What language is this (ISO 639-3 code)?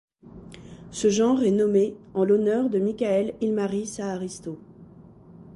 fra